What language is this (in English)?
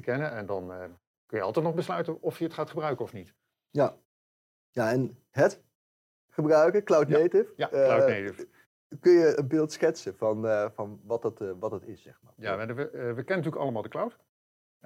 Dutch